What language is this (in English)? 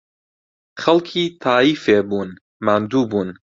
Central Kurdish